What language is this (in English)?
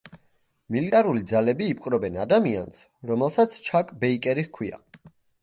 Georgian